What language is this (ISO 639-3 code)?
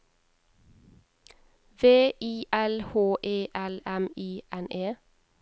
nor